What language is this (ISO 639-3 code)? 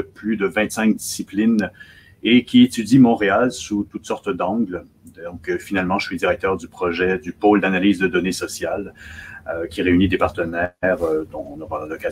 fra